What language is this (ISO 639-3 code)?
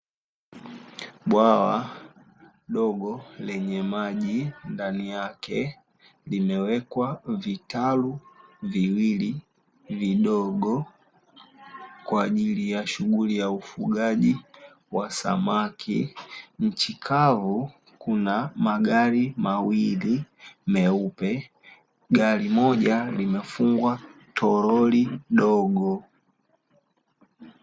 swa